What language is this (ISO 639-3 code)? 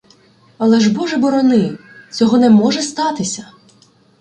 ukr